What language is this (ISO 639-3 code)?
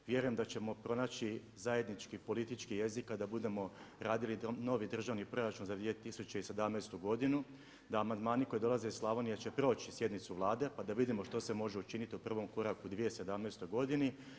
hrv